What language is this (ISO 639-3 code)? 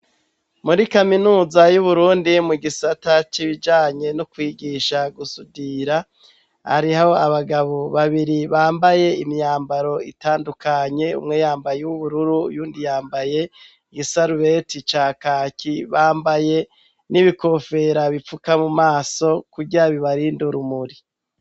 run